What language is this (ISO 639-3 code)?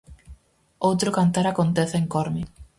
glg